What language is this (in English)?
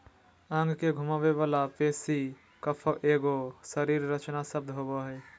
Magahi